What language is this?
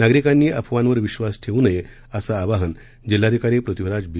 Marathi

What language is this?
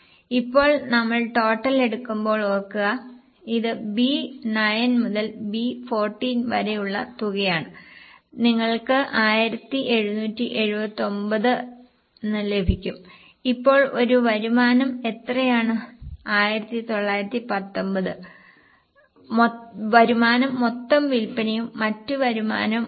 Malayalam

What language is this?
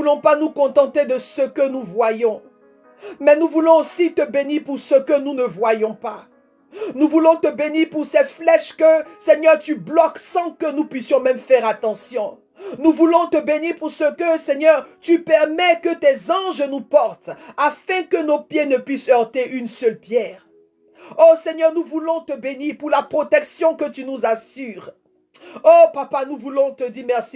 French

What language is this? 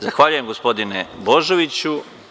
Serbian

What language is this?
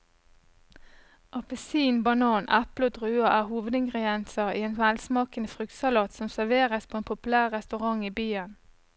Norwegian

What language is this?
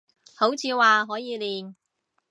Cantonese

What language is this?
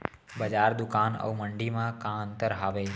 Chhattisgarhi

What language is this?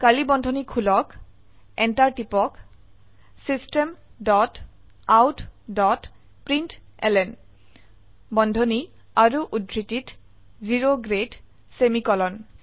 Assamese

